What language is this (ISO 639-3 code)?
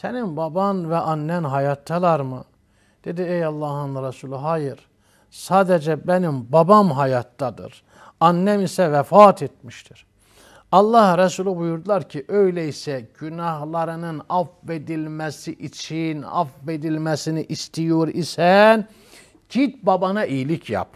tur